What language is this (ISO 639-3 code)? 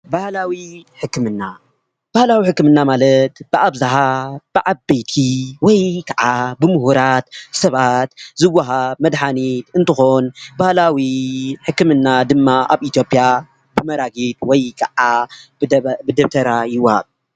tir